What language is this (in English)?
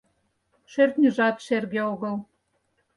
Mari